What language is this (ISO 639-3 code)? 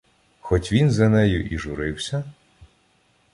ukr